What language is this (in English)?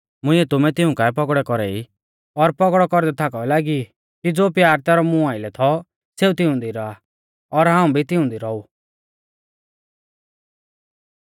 Mahasu Pahari